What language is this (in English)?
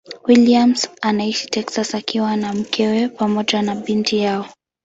Swahili